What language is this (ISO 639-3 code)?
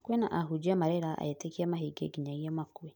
kik